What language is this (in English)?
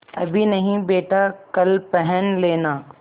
Hindi